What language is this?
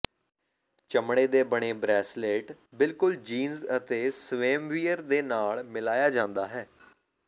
Punjabi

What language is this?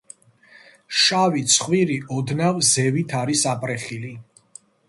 Georgian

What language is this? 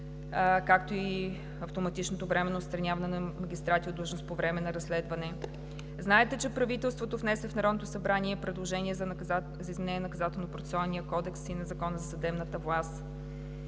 Bulgarian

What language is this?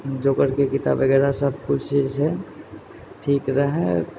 Maithili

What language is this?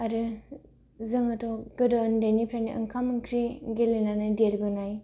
Bodo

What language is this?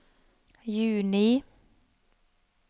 Norwegian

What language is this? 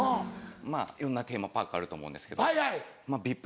Japanese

